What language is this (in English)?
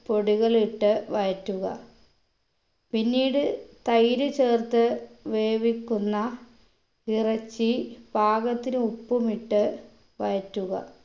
Malayalam